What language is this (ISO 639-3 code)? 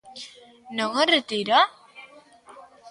glg